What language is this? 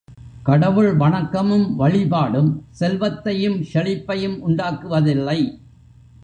Tamil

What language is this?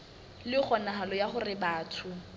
Southern Sotho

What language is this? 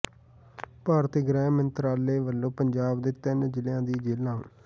Punjabi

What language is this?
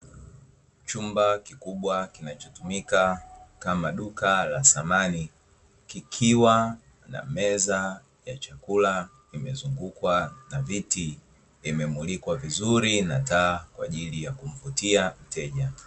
Swahili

